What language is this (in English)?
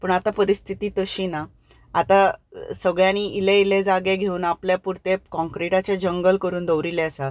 Konkani